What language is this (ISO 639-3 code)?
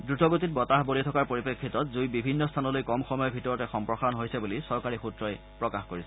asm